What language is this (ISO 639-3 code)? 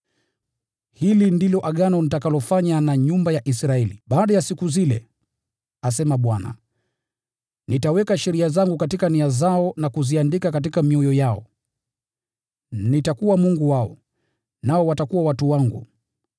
swa